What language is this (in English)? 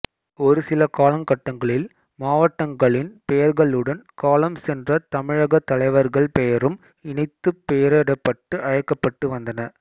Tamil